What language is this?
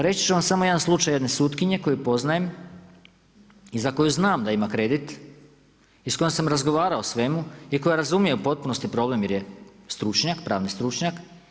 Croatian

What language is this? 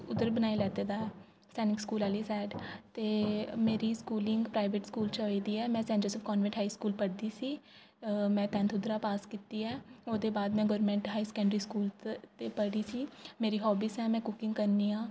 Dogri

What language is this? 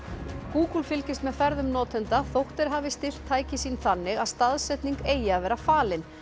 Icelandic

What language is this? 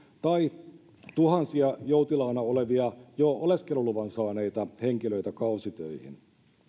Finnish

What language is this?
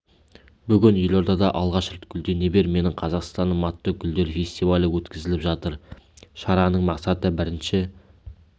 Kazakh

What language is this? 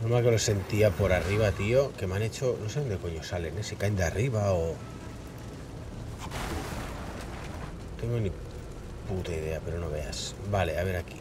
Spanish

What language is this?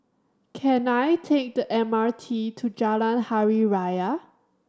English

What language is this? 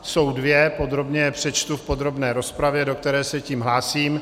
Czech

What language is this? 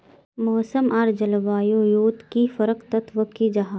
Magahi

